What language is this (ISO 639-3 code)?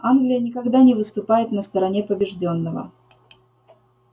rus